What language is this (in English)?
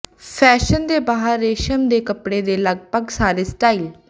Punjabi